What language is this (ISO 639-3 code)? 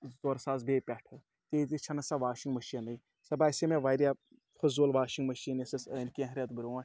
kas